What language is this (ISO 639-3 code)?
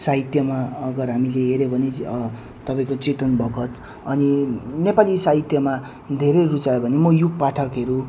nep